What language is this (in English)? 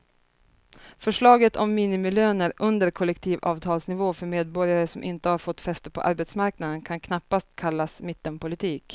Swedish